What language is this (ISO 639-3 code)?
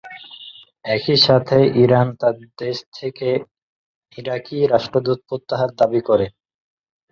ben